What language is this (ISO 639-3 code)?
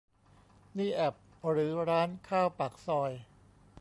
tha